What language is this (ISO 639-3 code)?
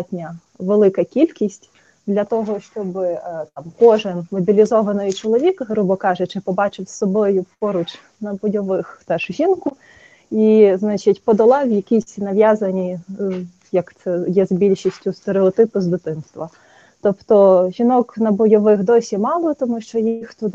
ukr